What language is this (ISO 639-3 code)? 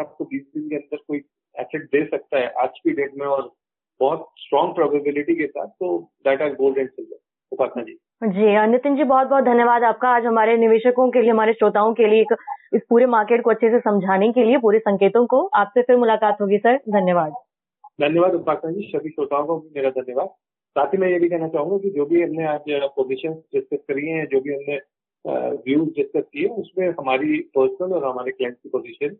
hin